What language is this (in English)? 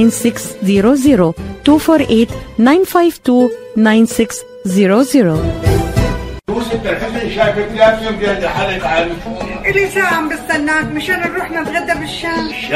Arabic